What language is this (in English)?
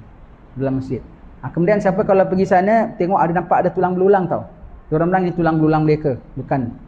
Malay